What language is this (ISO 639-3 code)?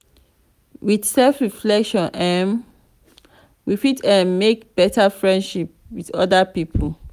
pcm